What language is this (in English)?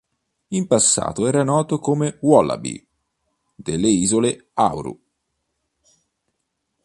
Italian